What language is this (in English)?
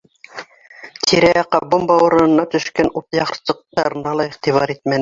Bashkir